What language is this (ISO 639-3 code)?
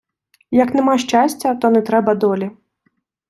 ukr